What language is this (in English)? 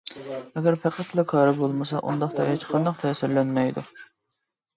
Uyghur